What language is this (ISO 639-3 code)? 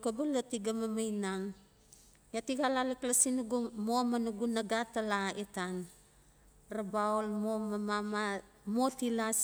ncf